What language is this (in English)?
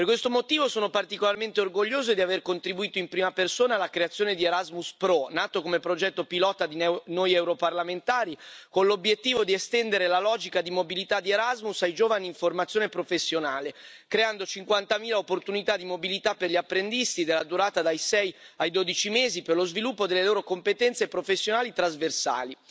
Italian